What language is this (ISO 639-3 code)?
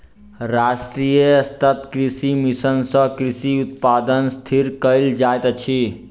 mai